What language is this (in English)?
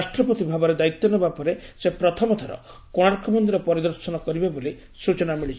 Odia